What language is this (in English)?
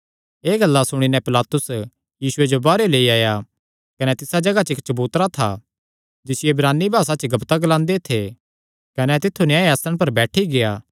Kangri